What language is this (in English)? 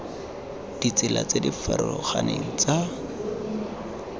Tswana